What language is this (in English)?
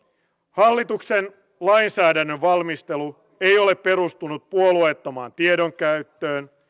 Finnish